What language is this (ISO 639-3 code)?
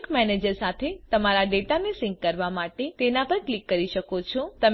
guj